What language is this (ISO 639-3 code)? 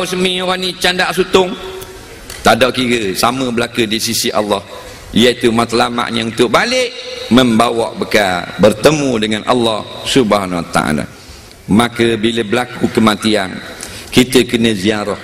msa